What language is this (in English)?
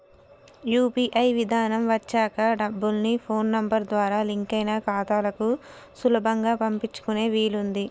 Telugu